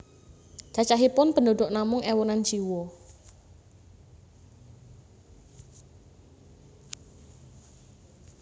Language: Javanese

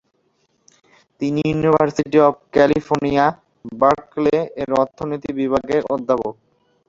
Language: Bangla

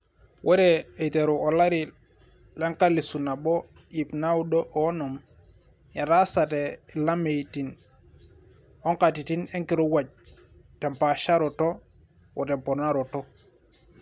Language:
Masai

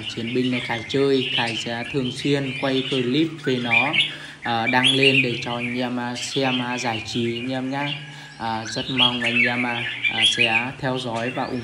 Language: Vietnamese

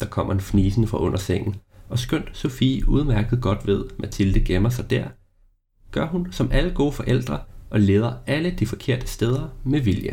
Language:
Danish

